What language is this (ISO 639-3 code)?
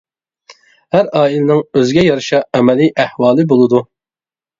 uig